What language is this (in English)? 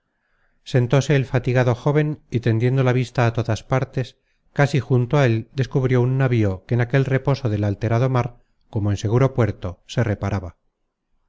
Spanish